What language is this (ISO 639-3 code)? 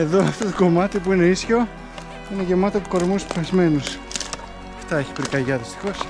ell